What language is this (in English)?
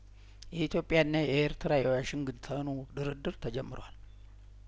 Amharic